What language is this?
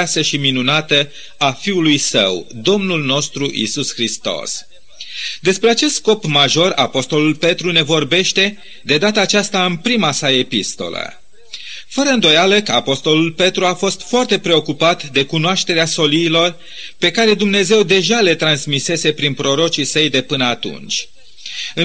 Romanian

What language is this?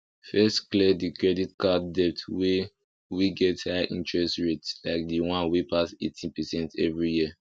Nigerian Pidgin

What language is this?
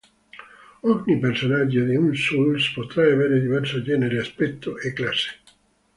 Italian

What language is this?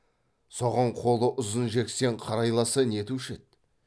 Kazakh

